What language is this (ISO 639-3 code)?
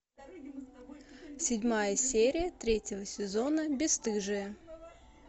rus